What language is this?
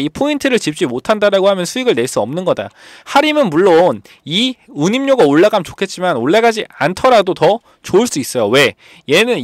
Korean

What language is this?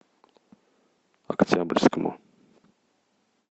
Russian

